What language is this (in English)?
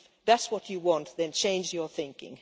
English